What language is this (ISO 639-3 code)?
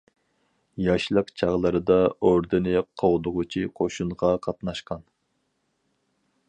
uig